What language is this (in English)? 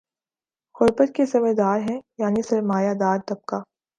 Urdu